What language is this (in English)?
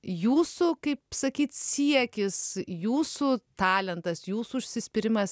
Lithuanian